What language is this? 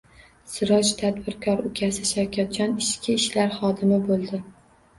Uzbek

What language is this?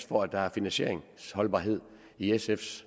Danish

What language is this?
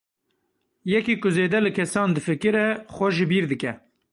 Kurdish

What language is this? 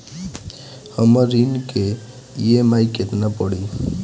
Bhojpuri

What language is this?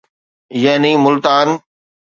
Sindhi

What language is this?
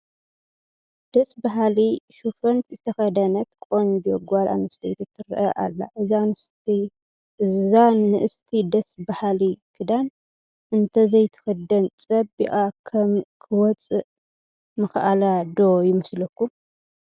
Tigrinya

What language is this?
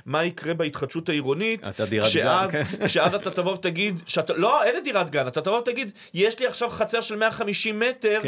Hebrew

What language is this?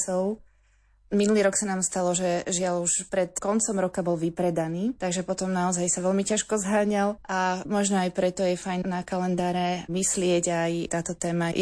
Slovak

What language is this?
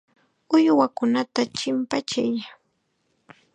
Chiquián Ancash Quechua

